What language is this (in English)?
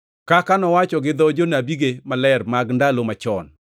Luo (Kenya and Tanzania)